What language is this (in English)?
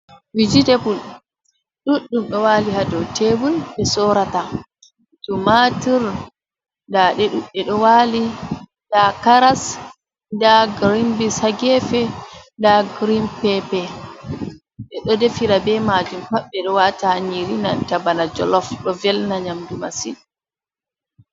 Fula